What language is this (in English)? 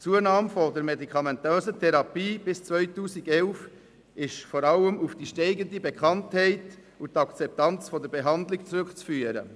Swiss German